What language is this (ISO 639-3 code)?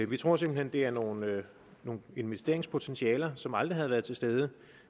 dan